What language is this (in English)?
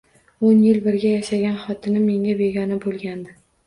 Uzbek